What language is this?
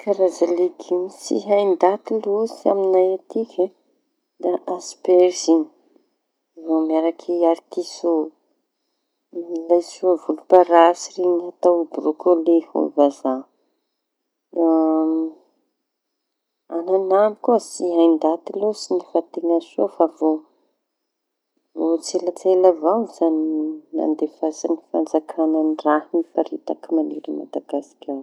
Tanosy Malagasy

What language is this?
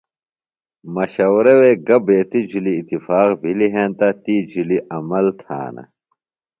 Phalura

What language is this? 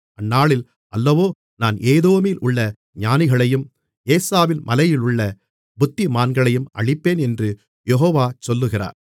Tamil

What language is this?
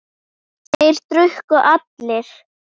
Icelandic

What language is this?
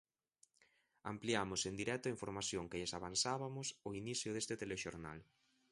Galician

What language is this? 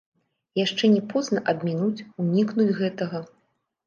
Belarusian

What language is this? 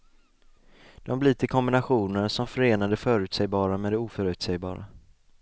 Swedish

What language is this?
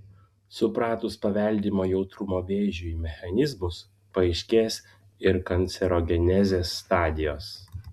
Lithuanian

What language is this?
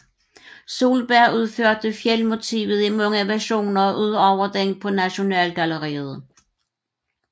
Danish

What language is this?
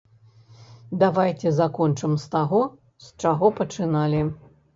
Belarusian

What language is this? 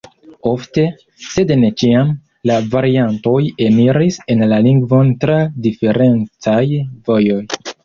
Esperanto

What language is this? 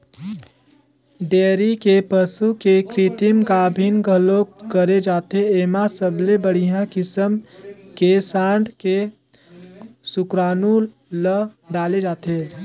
Chhattisgarhi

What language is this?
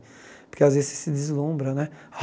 Portuguese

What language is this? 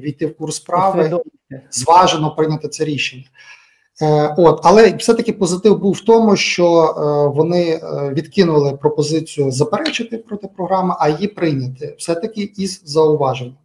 Ukrainian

